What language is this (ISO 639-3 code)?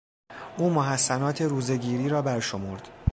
fas